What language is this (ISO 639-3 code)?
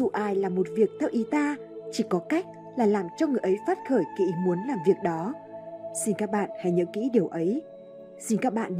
vie